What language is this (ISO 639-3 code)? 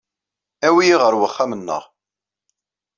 kab